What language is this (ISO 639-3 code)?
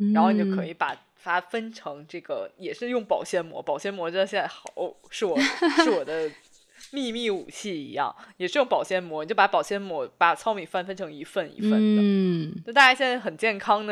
zho